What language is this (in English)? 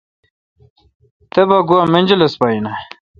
Kalkoti